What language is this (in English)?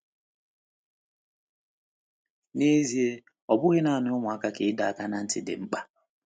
Igbo